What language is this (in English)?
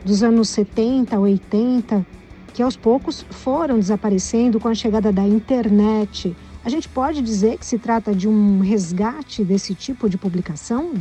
Portuguese